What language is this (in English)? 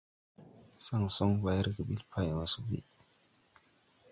Tupuri